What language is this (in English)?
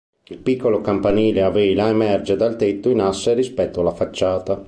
Italian